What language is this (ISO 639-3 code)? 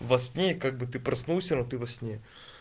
rus